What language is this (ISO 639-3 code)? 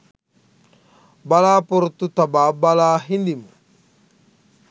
sin